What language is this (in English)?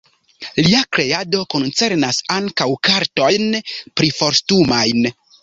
Esperanto